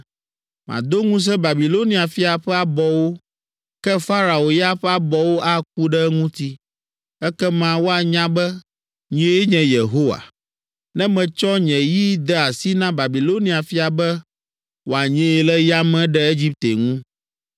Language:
Ewe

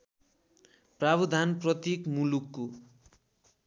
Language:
Nepali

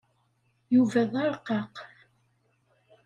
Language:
Kabyle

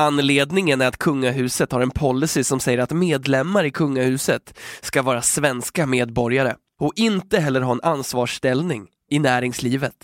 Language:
Swedish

